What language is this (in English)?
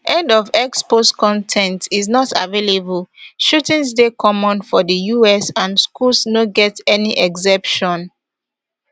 Nigerian Pidgin